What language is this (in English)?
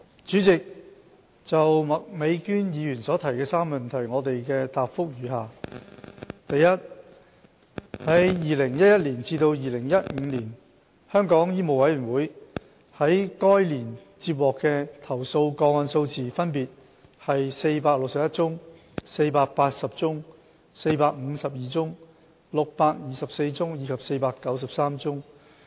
Cantonese